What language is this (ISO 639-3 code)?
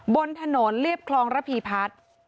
tha